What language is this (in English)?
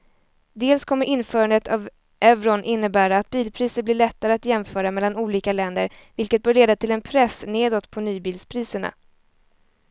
Swedish